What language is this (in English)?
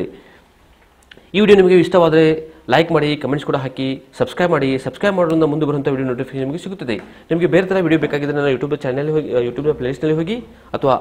Hindi